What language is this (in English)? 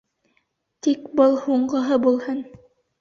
Bashkir